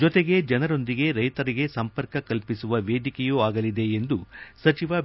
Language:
Kannada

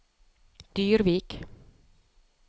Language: Norwegian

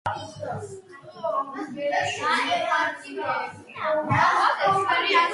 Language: Georgian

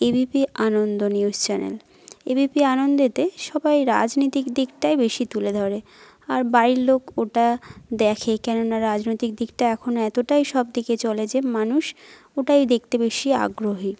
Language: Bangla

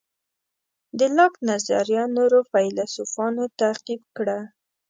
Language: Pashto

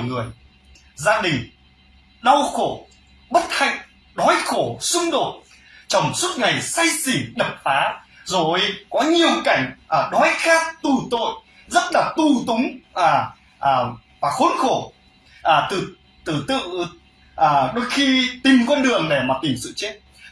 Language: Vietnamese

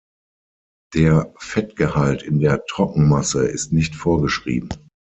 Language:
German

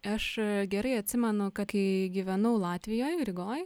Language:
Lithuanian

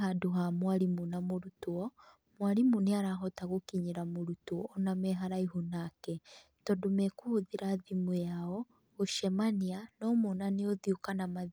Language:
Kikuyu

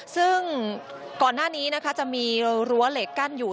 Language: Thai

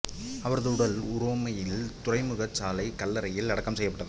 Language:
Tamil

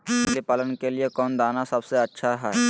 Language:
Magahi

